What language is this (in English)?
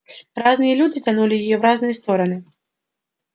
Russian